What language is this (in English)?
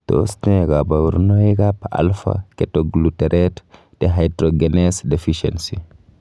Kalenjin